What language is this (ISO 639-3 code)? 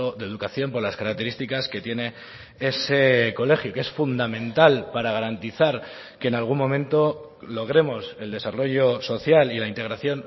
spa